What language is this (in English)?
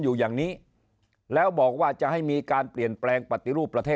Thai